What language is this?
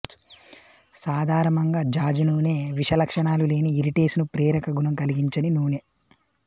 Telugu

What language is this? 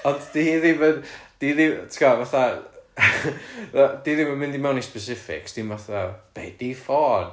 Welsh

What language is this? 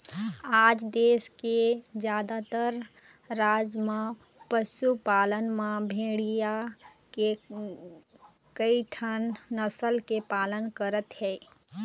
Chhattisgarhi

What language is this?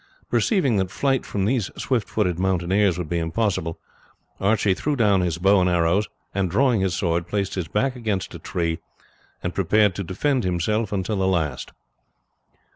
English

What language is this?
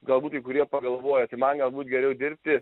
Lithuanian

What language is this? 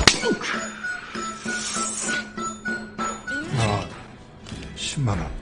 Korean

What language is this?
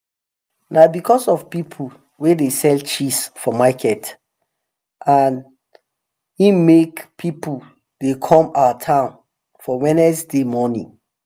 Nigerian Pidgin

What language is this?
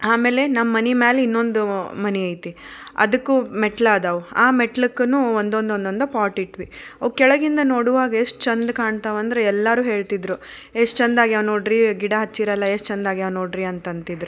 Kannada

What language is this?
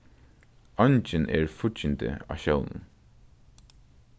Faroese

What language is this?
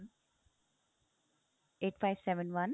Punjabi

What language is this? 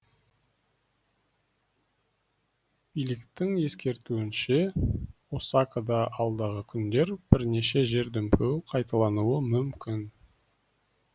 Kazakh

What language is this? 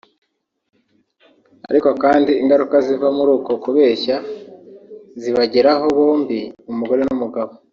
Kinyarwanda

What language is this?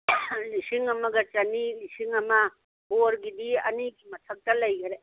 Manipuri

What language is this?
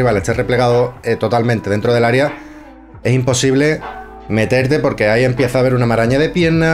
Spanish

